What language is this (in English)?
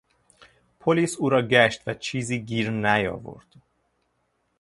Persian